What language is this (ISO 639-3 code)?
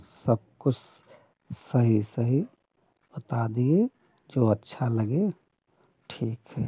hin